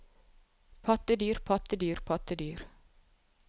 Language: Norwegian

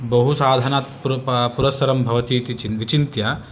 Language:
Sanskrit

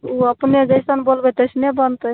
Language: Maithili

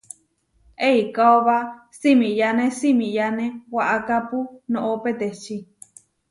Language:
Huarijio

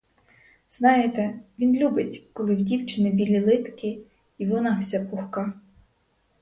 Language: Ukrainian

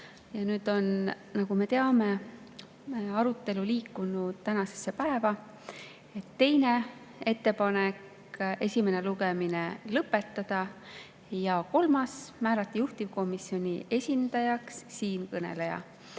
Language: Estonian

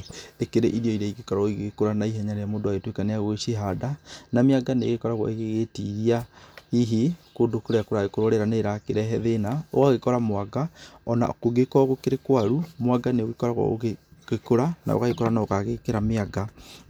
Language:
Kikuyu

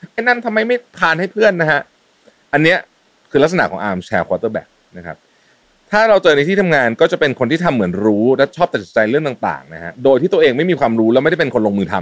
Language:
Thai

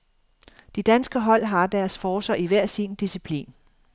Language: Danish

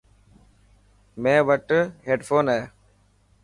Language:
Dhatki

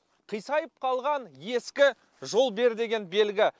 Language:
Kazakh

